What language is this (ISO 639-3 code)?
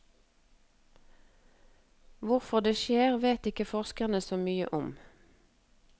nor